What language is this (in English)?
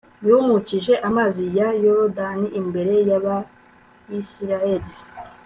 Kinyarwanda